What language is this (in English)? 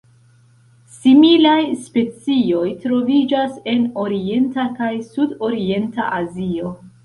Esperanto